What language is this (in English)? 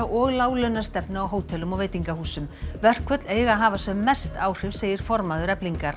Icelandic